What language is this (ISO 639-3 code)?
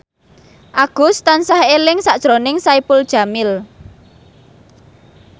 jav